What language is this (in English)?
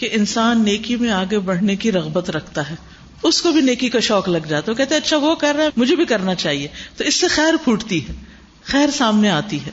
Urdu